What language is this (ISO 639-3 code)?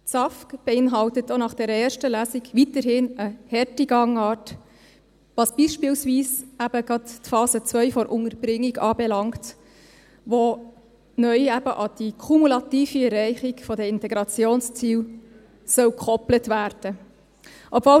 gsw